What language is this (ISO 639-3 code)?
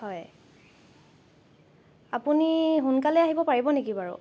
asm